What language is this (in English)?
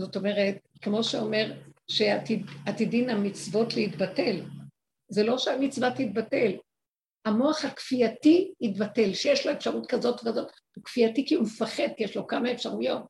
Hebrew